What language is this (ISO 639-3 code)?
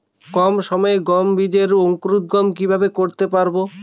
ben